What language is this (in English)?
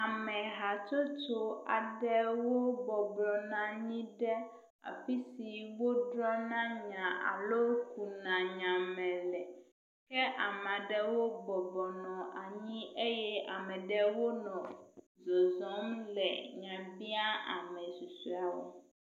Ewe